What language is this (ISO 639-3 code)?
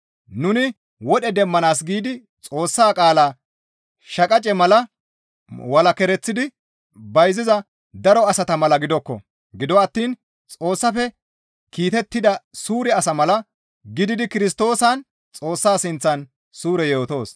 gmv